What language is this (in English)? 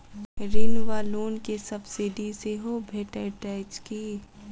Maithili